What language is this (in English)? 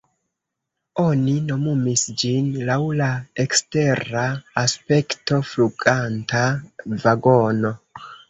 Esperanto